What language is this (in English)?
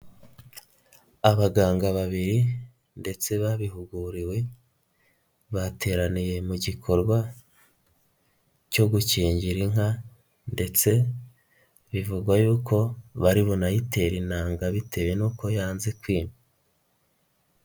Kinyarwanda